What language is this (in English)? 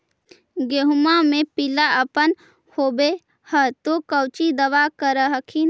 Magahi